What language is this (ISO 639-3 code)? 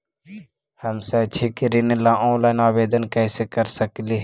mag